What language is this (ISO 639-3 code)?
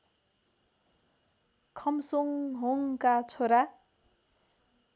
nep